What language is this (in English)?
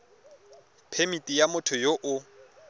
Tswana